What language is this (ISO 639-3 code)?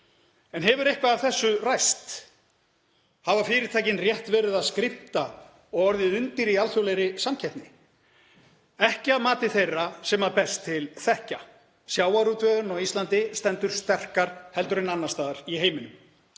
isl